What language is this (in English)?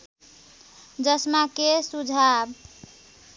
Nepali